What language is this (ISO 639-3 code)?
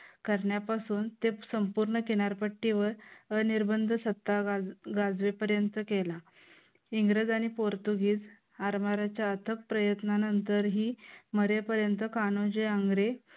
mar